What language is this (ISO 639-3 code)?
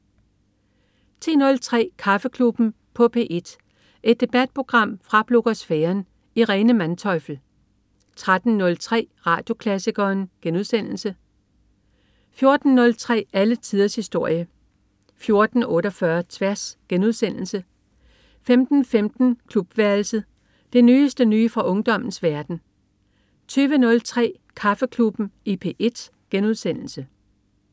dan